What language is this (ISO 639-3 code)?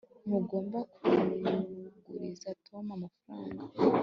kin